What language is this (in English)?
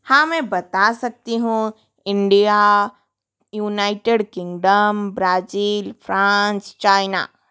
Hindi